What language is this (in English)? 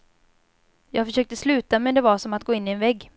Swedish